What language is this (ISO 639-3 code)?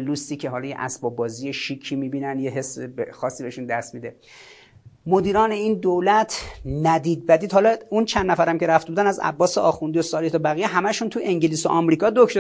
fas